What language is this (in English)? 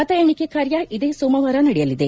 Kannada